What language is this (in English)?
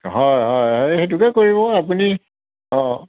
Assamese